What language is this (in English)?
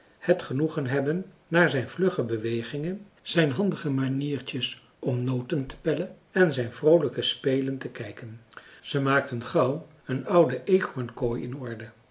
Dutch